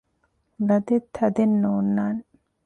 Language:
Divehi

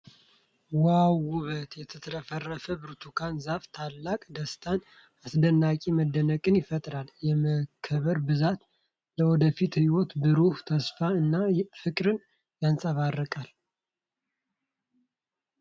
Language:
Amharic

